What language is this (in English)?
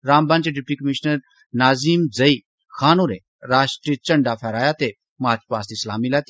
Dogri